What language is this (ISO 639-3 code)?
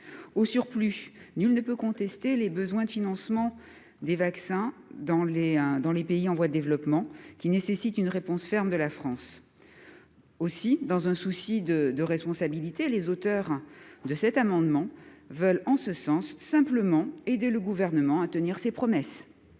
fra